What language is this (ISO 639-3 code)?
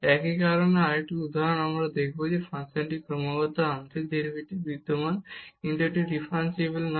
ben